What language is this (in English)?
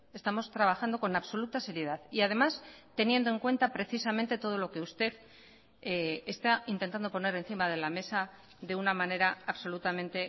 Spanish